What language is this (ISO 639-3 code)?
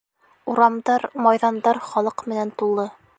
bak